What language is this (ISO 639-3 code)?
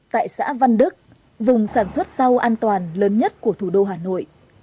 vie